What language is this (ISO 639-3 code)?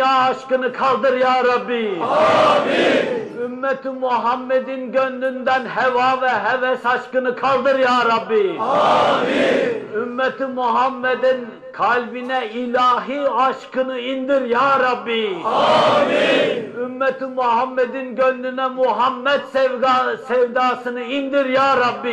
tur